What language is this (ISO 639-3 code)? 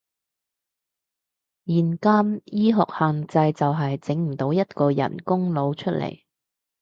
yue